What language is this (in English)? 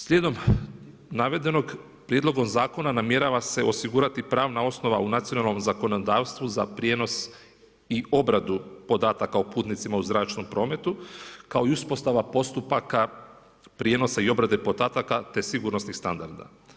Croatian